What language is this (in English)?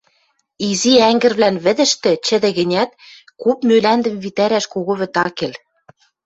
Western Mari